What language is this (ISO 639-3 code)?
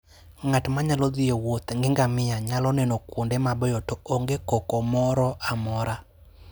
luo